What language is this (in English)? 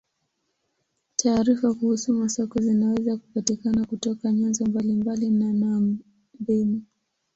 Swahili